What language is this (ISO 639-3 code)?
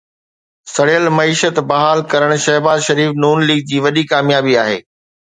snd